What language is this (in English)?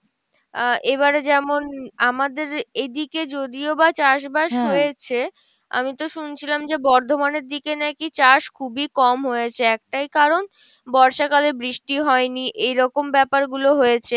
Bangla